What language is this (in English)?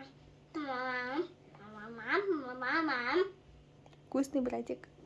Russian